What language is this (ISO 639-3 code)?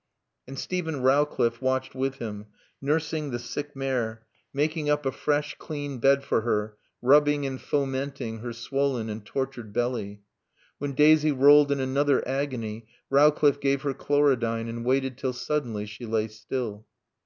eng